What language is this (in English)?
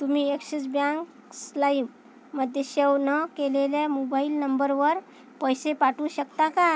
Marathi